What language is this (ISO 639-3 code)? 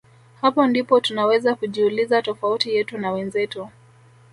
swa